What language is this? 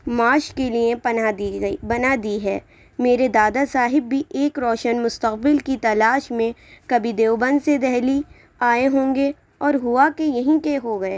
Urdu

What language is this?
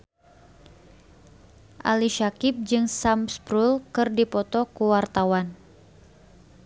Sundanese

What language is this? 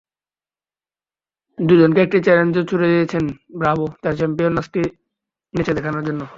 Bangla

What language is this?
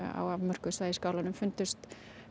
Icelandic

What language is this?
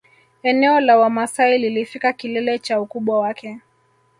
Swahili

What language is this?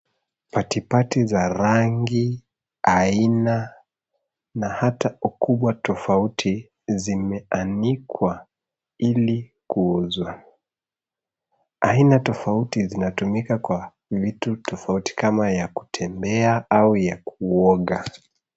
Swahili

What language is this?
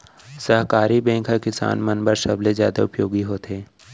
Chhattisgarhi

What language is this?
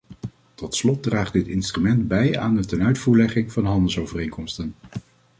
Dutch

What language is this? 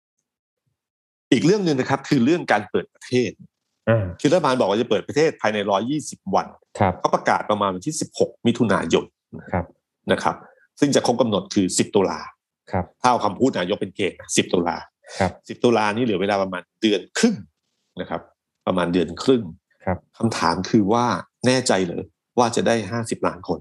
Thai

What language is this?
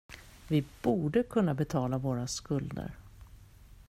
Swedish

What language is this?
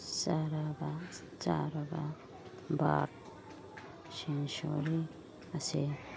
Manipuri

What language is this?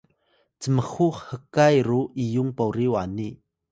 Atayal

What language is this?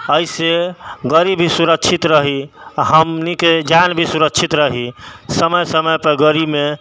Maithili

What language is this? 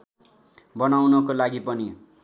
Nepali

